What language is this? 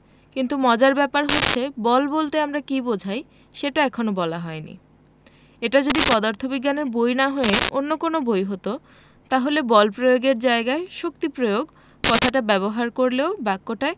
Bangla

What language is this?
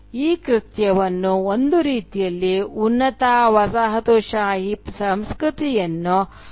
Kannada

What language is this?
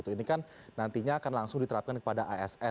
Indonesian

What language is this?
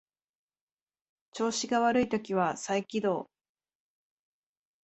Japanese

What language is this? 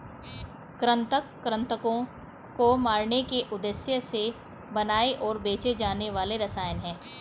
Hindi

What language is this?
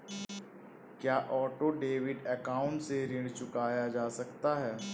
Hindi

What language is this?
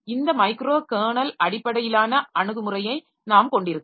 Tamil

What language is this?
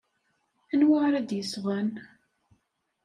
Kabyle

